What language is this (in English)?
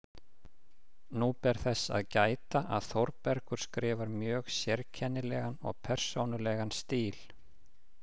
Icelandic